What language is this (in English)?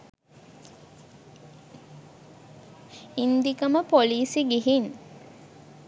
Sinhala